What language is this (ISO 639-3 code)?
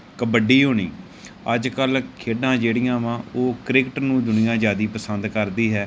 pan